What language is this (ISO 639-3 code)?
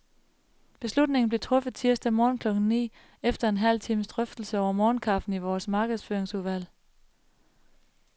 dan